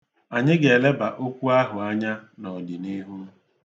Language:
Igbo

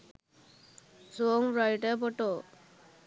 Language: Sinhala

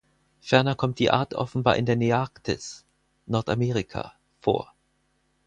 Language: German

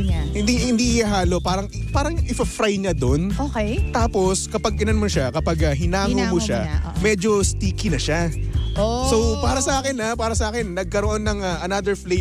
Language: Filipino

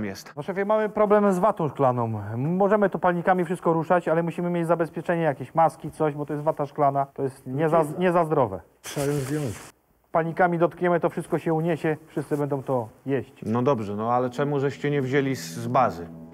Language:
Polish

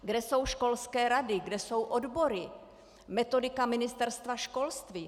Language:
Czech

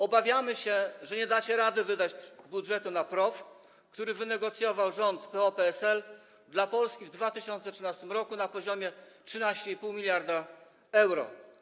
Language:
Polish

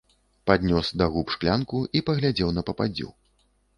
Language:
Belarusian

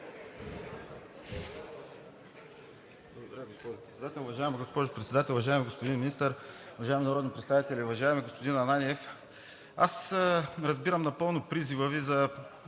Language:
Bulgarian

